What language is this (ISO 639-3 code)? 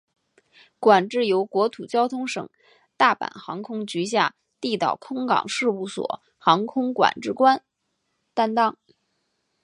zho